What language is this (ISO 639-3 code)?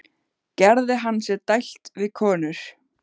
isl